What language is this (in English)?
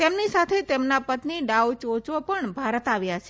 Gujarati